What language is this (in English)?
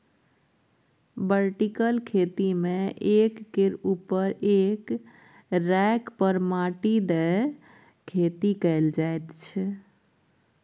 Maithili